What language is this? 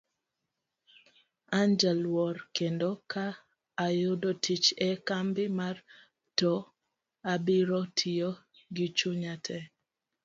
Luo (Kenya and Tanzania)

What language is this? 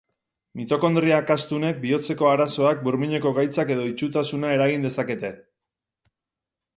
Basque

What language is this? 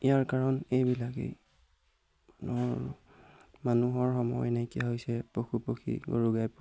Assamese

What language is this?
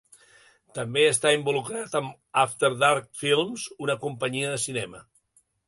Catalan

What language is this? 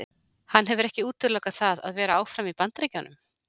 Icelandic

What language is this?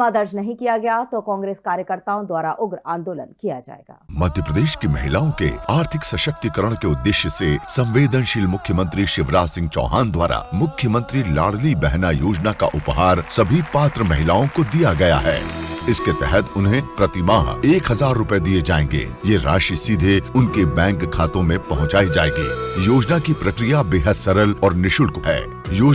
Hindi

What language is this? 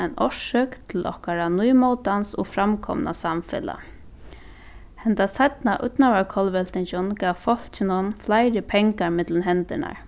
Faroese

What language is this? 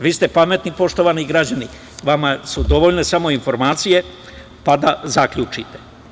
Serbian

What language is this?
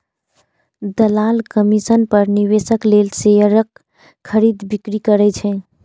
Maithili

